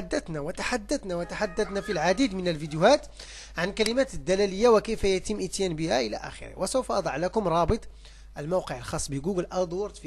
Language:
Arabic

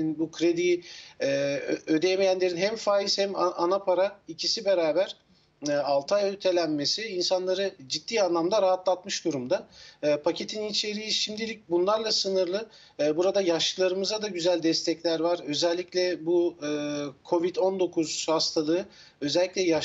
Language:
Turkish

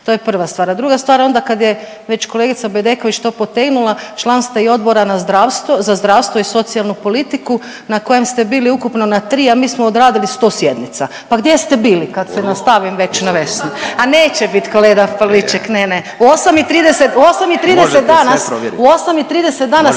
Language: Croatian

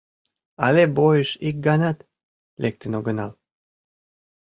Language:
Mari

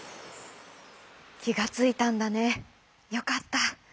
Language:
Japanese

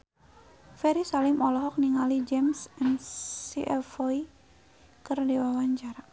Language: Sundanese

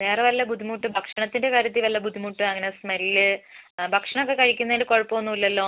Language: Malayalam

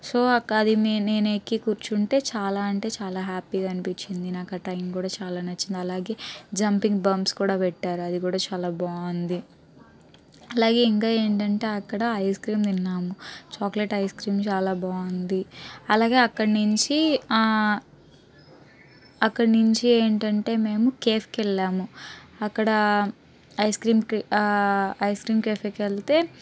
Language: Telugu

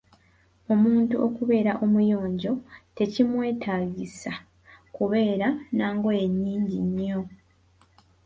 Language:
Ganda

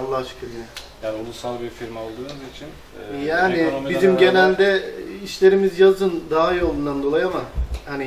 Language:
Turkish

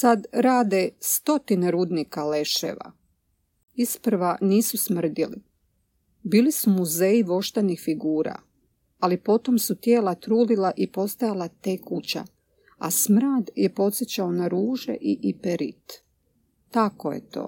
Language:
Croatian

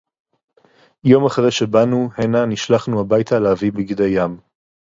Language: Hebrew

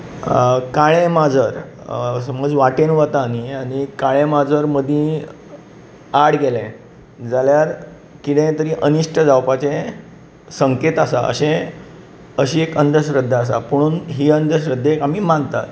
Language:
Konkani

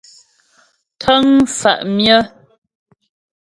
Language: Ghomala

